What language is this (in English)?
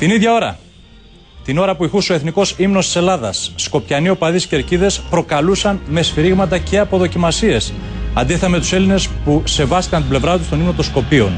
Greek